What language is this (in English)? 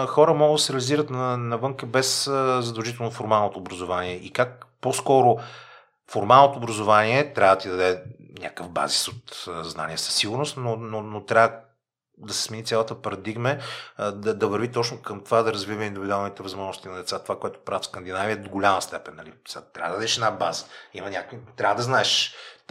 Bulgarian